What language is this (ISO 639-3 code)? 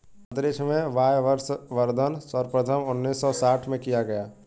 hin